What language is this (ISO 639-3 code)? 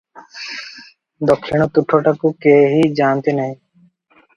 ori